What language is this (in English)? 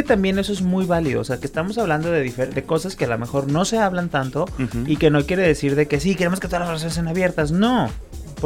Spanish